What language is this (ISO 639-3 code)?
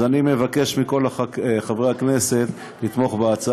heb